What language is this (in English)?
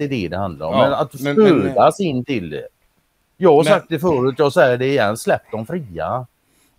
Swedish